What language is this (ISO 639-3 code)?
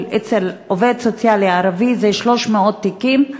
heb